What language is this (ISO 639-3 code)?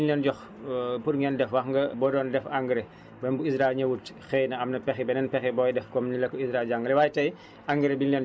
wol